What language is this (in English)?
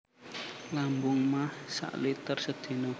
Javanese